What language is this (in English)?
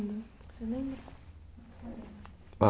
Portuguese